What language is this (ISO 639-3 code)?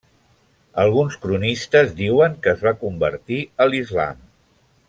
cat